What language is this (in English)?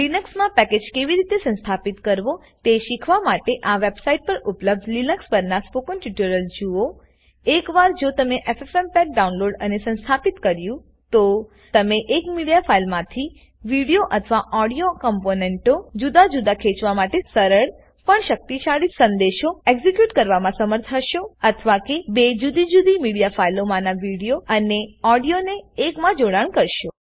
Gujarati